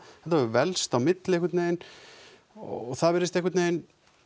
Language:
Icelandic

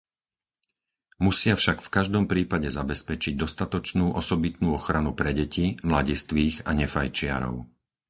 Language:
Slovak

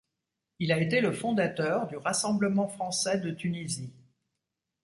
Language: French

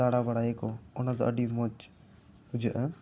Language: Santali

